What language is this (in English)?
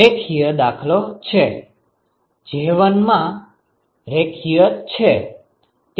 Gujarati